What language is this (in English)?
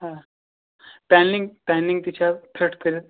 Kashmiri